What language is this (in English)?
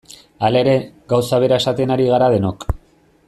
Basque